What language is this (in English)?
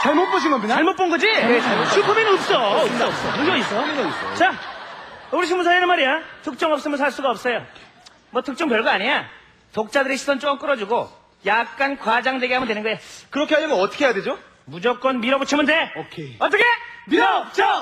Korean